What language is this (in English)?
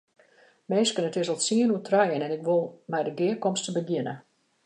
Western Frisian